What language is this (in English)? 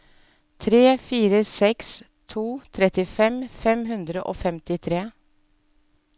Norwegian